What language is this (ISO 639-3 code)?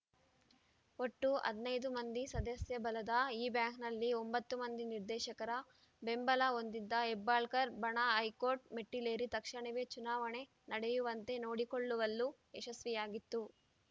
kan